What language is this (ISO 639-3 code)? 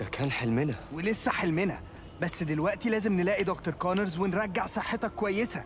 ara